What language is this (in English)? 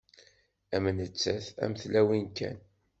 Kabyle